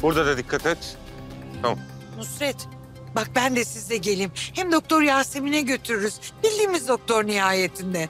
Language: Turkish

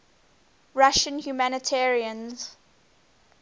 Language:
English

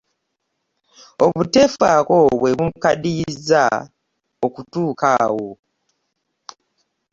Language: Ganda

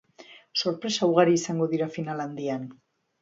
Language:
Basque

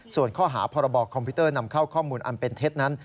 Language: Thai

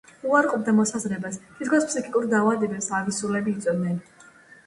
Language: Georgian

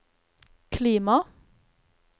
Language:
Norwegian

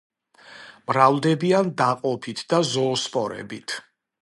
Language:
Georgian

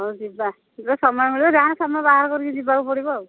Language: Odia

